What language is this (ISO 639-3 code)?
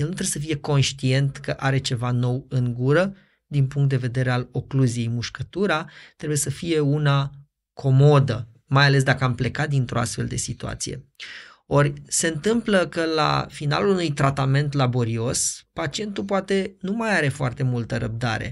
ron